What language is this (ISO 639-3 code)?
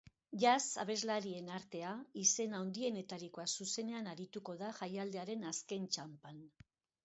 eus